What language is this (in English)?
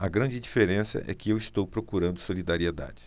Portuguese